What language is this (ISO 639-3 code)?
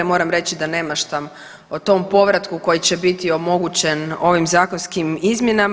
hrv